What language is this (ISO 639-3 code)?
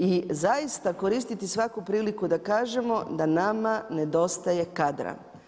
hrv